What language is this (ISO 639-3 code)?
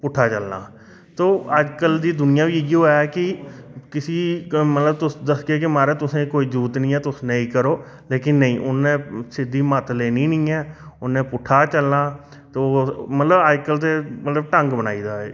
doi